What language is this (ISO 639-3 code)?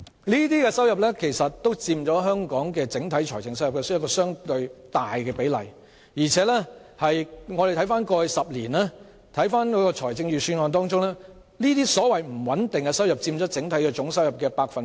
yue